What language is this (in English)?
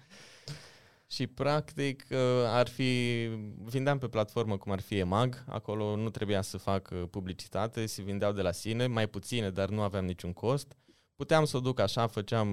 Romanian